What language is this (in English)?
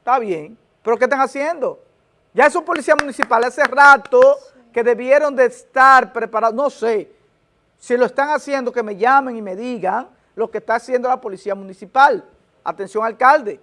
Spanish